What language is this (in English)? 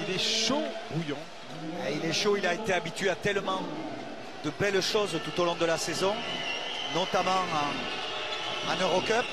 French